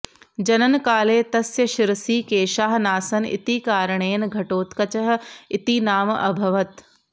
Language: Sanskrit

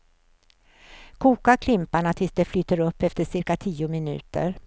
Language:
Swedish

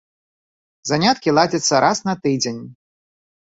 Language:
Belarusian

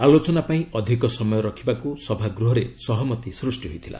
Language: Odia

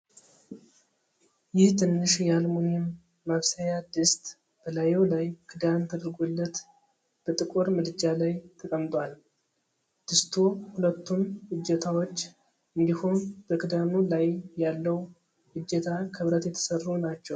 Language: Amharic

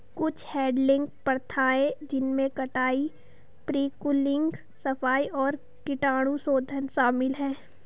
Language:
Hindi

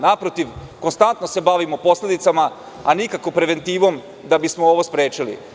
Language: Serbian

